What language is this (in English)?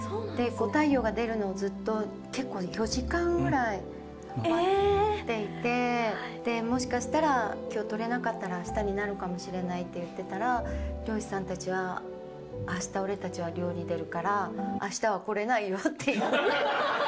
Japanese